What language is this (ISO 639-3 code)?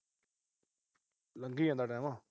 pan